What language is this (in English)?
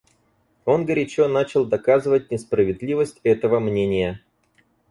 Russian